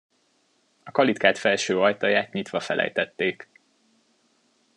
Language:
Hungarian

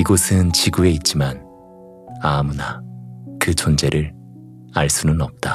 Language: Korean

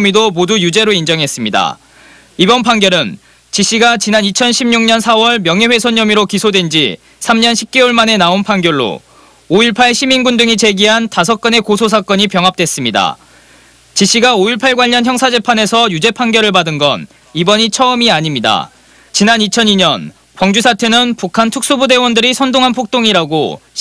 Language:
Korean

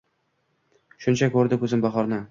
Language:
Uzbek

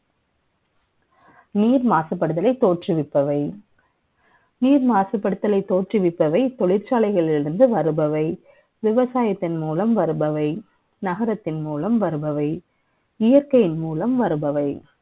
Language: Tamil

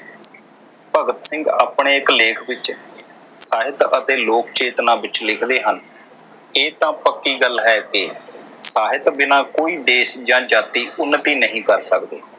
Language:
Punjabi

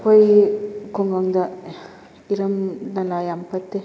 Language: Manipuri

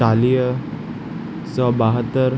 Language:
Sindhi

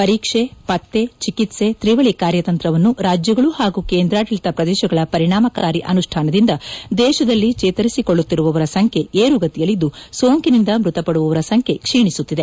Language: Kannada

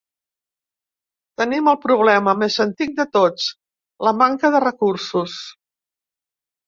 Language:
Catalan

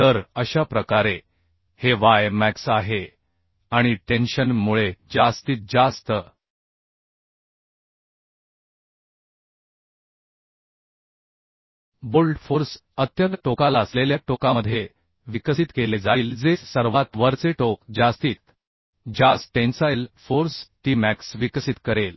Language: Marathi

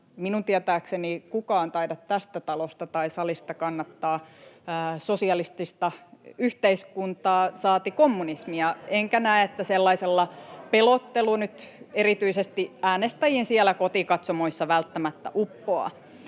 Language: Finnish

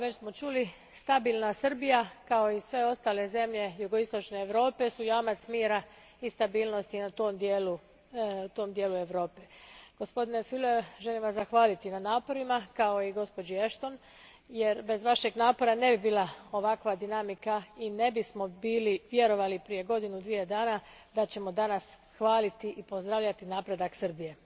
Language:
Croatian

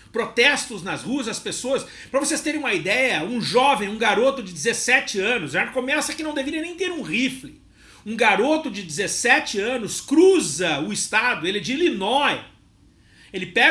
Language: Portuguese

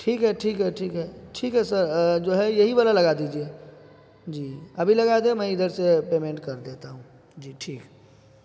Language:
Urdu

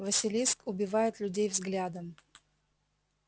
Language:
Russian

